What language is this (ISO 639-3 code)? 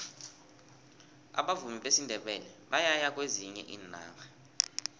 nbl